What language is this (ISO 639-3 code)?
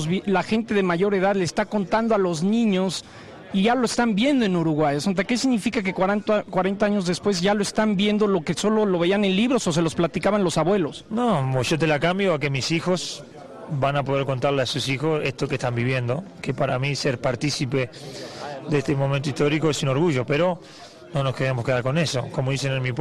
spa